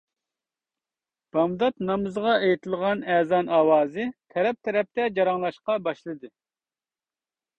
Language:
Uyghur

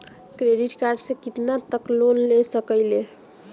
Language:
Bhojpuri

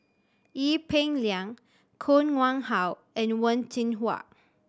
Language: English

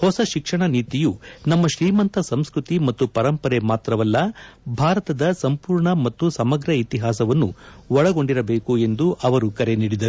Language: Kannada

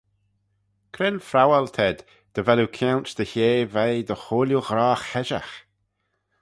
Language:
Manx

